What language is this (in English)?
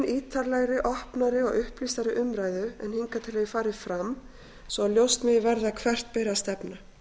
Icelandic